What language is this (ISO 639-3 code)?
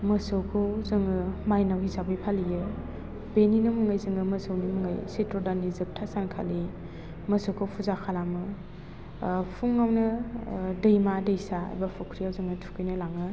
brx